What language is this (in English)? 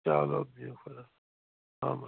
Kashmiri